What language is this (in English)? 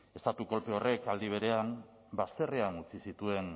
Basque